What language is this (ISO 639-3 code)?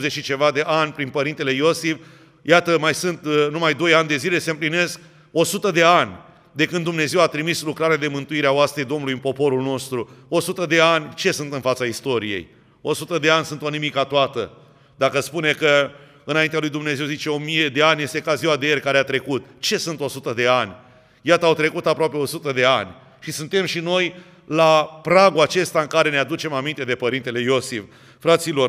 ron